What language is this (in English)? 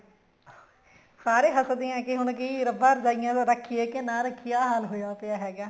Punjabi